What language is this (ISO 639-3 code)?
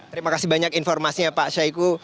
ind